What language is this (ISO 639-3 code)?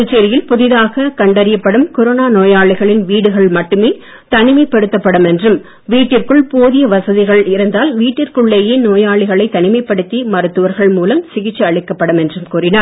tam